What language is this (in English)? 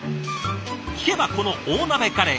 Japanese